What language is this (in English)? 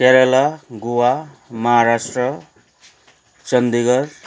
Nepali